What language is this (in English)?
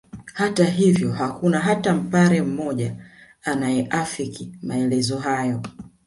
Swahili